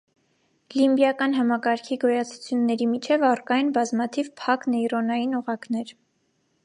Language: Armenian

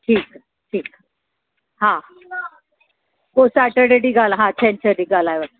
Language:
Sindhi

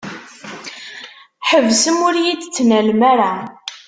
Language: Kabyle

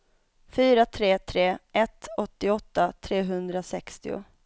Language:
Swedish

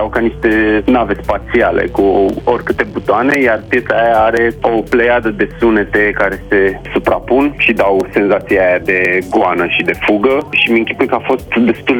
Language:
Romanian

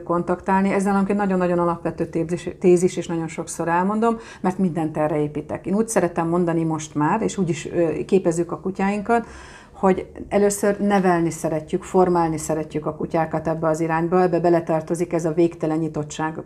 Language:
Hungarian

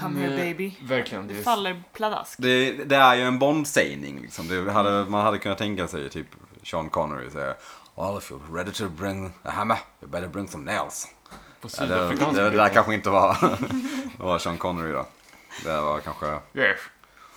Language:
Swedish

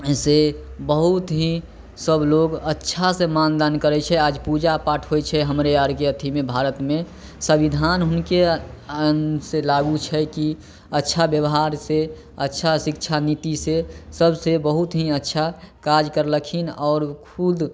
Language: Maithili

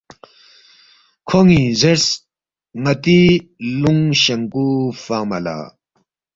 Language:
Balti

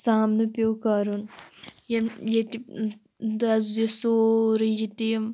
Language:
Kashmiri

